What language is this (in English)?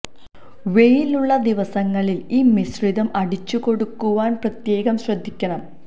Malayalam